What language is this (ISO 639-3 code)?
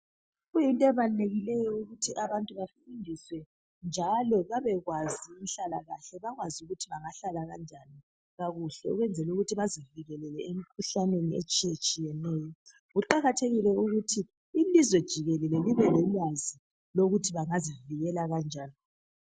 nde